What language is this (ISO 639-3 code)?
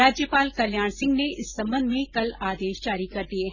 hin